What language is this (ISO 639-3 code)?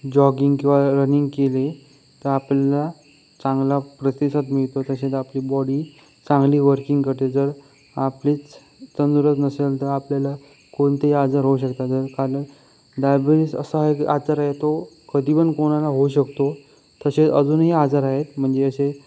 mar